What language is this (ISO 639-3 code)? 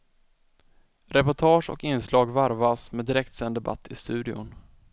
swe